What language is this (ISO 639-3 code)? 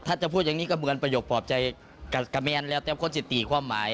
tha